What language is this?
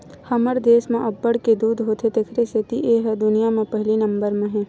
Chhattisgarhi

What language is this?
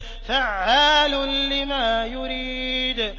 Arabic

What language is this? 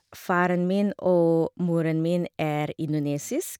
Norwegian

